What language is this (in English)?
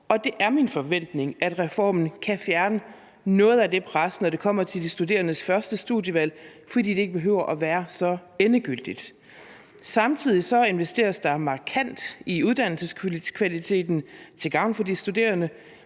Danish